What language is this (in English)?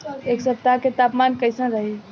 Bhojpuri